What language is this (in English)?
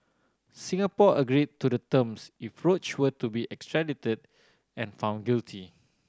English